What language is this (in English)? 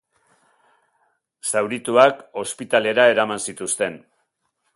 Basque